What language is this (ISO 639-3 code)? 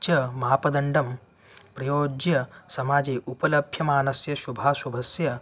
san